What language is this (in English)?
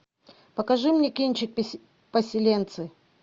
Russian